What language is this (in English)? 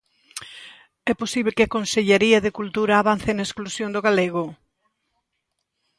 Galician